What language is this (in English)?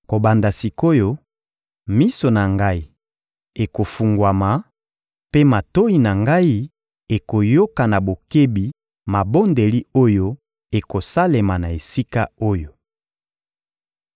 Lingala